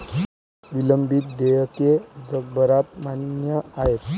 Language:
Marathi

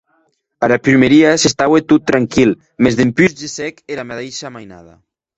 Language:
Occitan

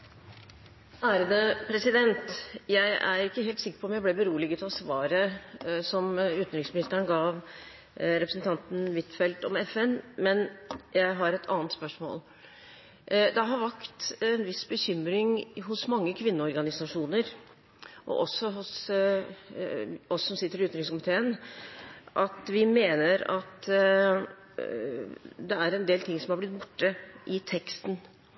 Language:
Norwegian Bokmål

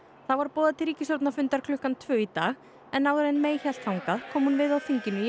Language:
Icelandic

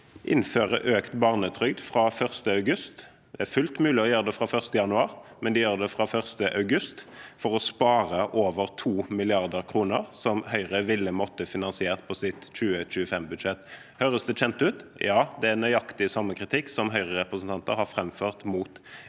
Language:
Norwegian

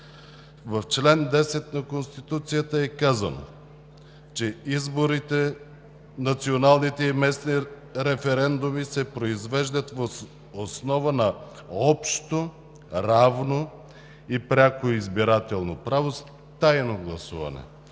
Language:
Bulgarian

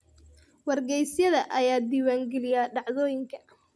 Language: Somali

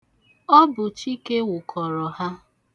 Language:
Igbo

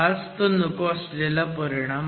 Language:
Marathi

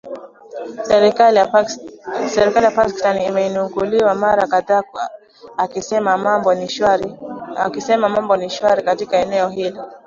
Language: Swahili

